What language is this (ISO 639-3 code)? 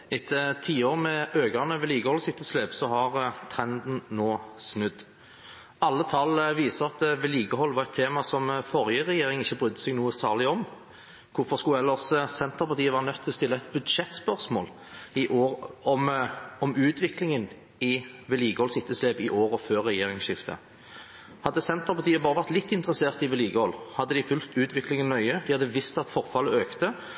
nob